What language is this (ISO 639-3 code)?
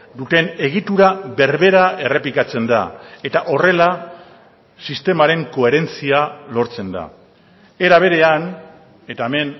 eus